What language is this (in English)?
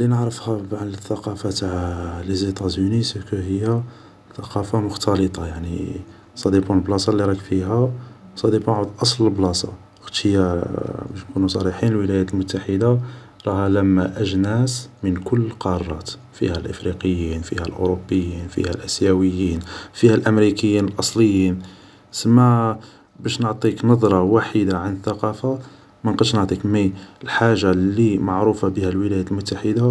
Algerian Arabic